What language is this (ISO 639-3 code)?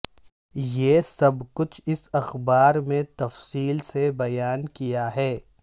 urd